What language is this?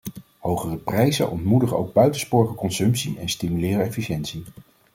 Dutch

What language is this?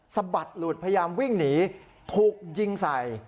Thai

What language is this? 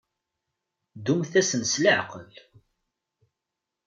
Kabyle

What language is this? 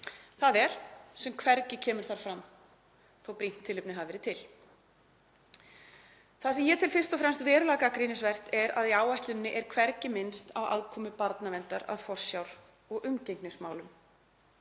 Icelandic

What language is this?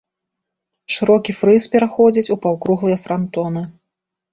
Belarusian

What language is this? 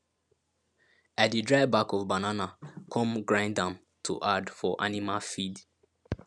Nigerian Pidgin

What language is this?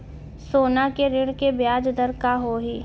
Chhattisgarhi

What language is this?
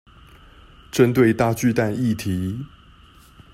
Chinese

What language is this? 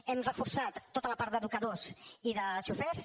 Catalan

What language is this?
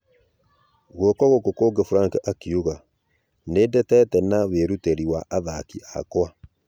Kikuyu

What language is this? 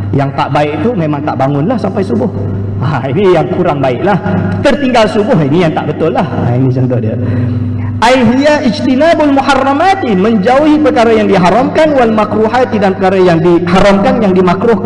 Malay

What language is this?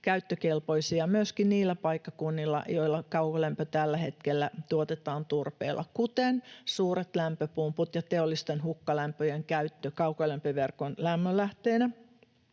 Finnish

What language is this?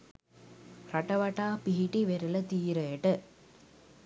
Sinhala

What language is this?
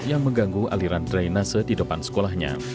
Indonesian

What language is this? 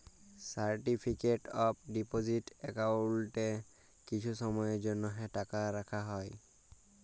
Bangla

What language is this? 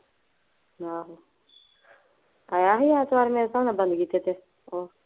Punjabi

